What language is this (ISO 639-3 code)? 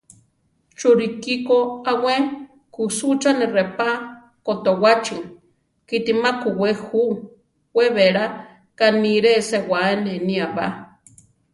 tar